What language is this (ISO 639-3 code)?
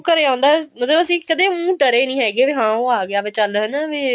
pan